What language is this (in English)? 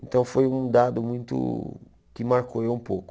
Portuguese